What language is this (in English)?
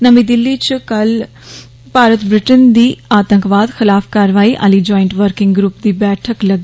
Dogri